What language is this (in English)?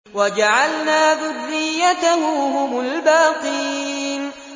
Arabic